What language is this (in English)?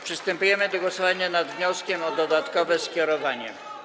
Polish